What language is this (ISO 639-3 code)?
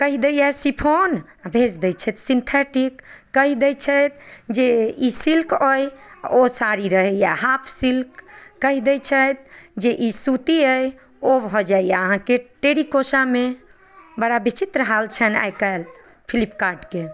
mai